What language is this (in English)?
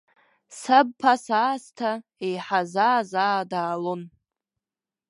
Abkhazian